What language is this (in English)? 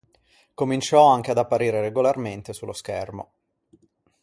Italian